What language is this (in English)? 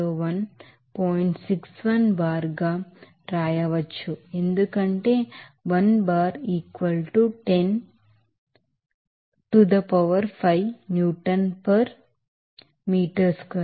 Telugu